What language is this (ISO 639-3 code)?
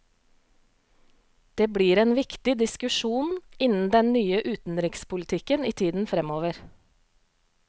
nor